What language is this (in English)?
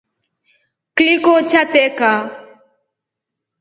Rombo